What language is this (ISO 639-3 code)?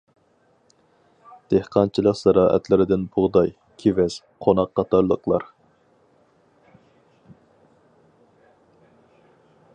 uig